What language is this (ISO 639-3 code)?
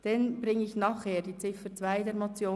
gsw